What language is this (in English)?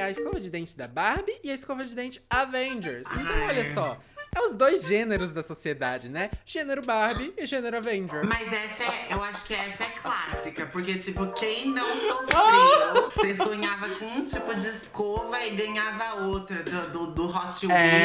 Portuguese